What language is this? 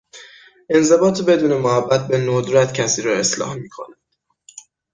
Persian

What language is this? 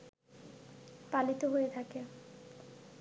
Bangla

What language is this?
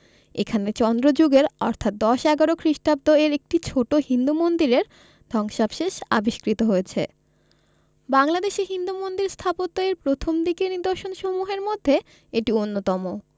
Bangla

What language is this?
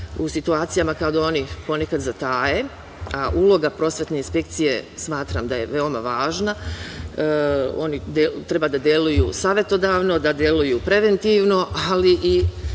Serbian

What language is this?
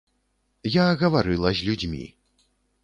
Belarusian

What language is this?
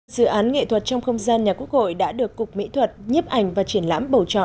Vietnamese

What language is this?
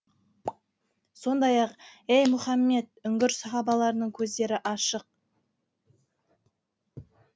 Kazakh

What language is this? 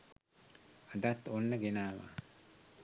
Sinhala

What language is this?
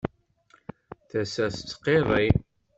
Kabyle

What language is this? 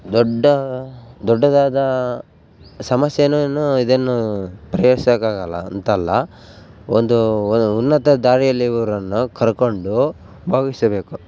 Kannada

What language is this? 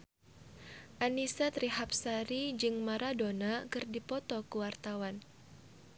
Sundanese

